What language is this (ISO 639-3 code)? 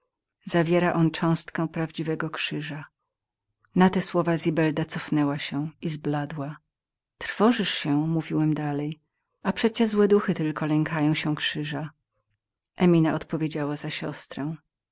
pol